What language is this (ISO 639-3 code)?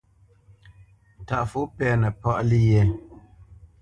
bce